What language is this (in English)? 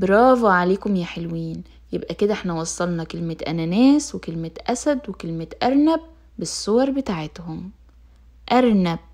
Arabic